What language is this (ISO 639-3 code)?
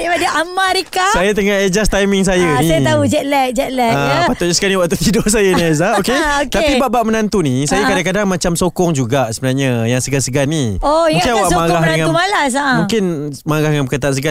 msa